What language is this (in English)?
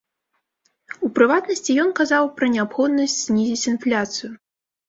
Belarusian